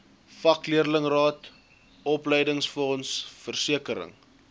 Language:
Afrikaans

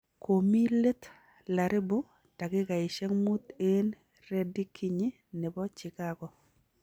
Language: Kalenjin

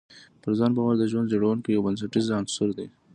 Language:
Pashto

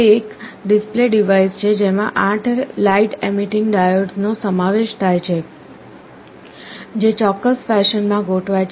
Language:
Gujarati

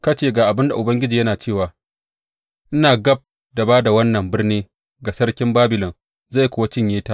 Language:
Hausa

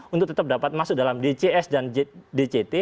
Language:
Indonesian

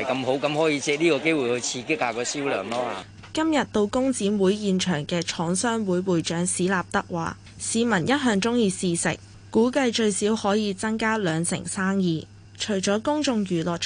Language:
Chinese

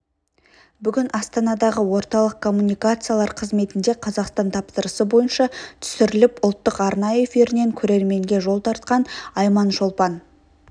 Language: Kazakh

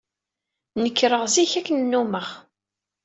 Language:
Kabyle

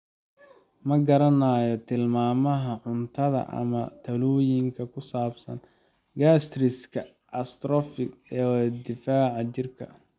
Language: Somali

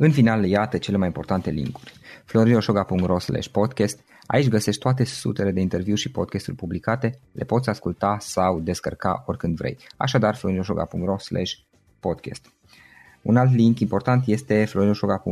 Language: Romanian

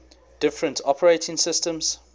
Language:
English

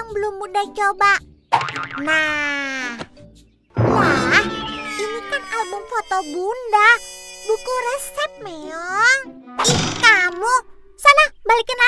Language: Indonesian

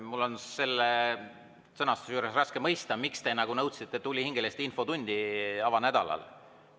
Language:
Estonian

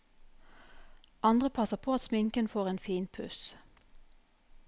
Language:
Norwegian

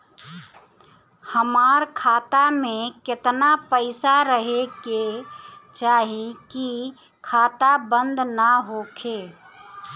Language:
Bhojpuri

